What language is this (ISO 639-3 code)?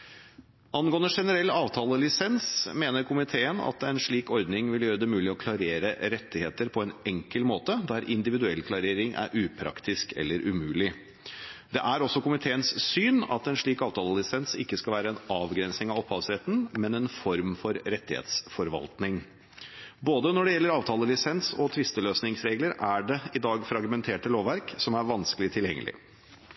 nob